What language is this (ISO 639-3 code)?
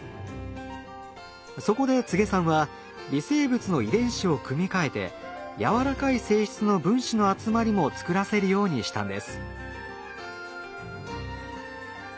jpn